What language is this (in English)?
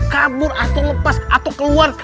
Indonesian